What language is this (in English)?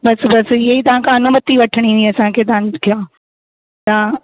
Sindhi